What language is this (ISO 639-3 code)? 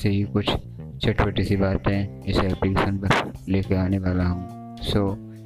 hin